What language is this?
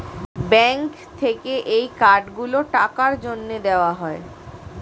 Bangla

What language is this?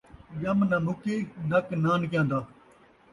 Saraiki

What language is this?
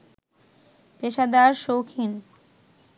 Bangla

